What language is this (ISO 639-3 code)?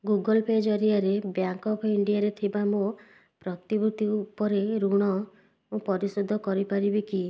ori